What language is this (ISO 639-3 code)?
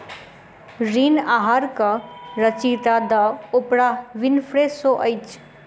mai